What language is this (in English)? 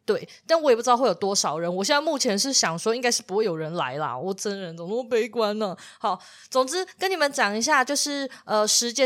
Chinese